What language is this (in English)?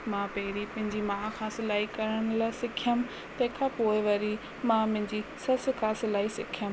Sindhi